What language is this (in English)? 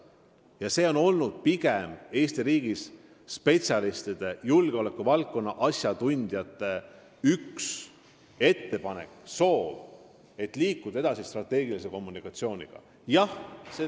Estonian